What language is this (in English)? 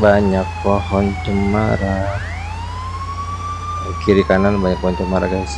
Indonesian